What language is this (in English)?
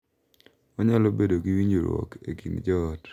Luo (Kenya and Tanzania)